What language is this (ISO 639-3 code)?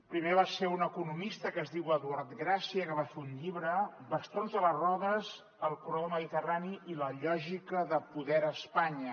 cat